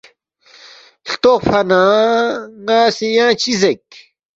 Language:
Balti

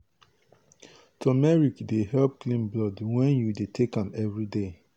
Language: Nigerian Pidgin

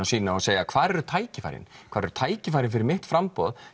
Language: Icelandic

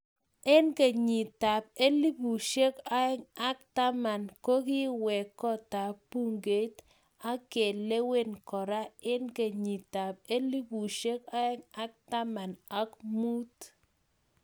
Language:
Kalenjin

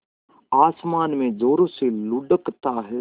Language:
Hindi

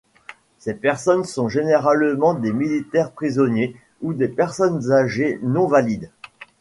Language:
French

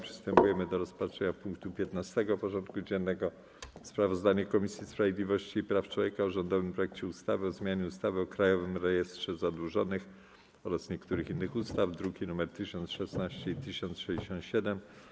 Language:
Polish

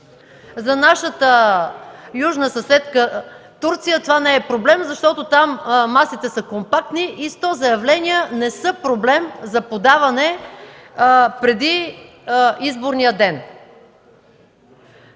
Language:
Bulgarian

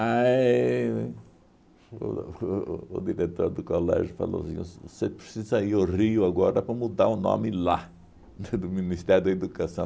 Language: Portuguese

